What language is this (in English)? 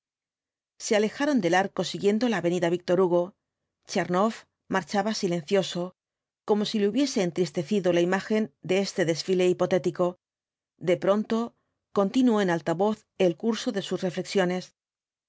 Spanish